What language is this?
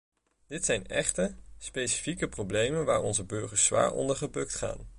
Dutch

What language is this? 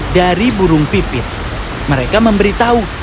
Indonesian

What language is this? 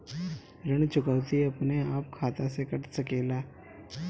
Bhojpuri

